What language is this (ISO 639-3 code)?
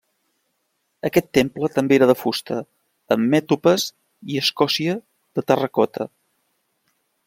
cat